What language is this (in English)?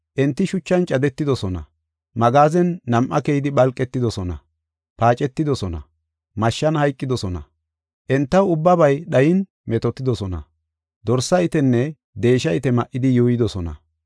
Gofa